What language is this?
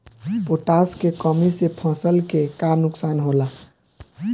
Bhojpuri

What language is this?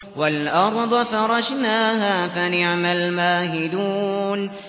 Arabic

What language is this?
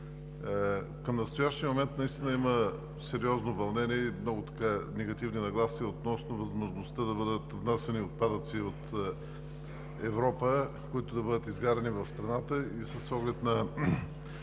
Bulgarian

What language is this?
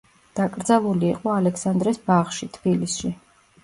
Georgian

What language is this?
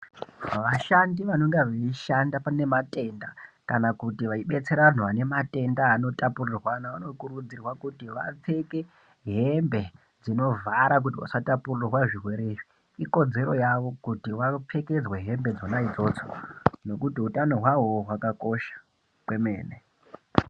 Ndau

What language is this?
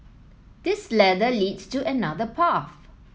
English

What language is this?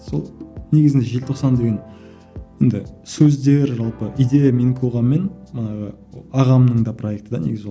Kazakh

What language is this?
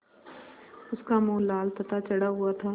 Hindi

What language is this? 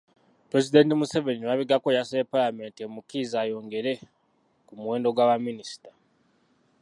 Ganda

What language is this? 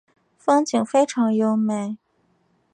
Chinese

